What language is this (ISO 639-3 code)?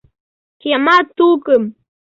chm